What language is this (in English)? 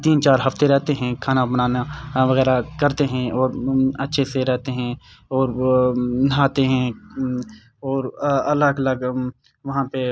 Urdu